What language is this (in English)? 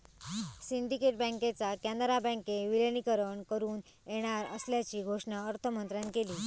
Marathi